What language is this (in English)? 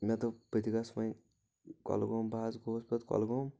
Kashmiri